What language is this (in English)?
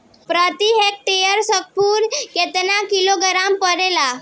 Bhojpuri